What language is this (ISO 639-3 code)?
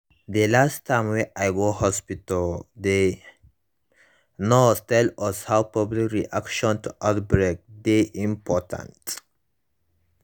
pcm